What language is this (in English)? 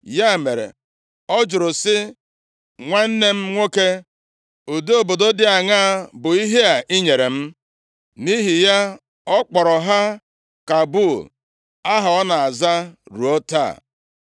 Igbo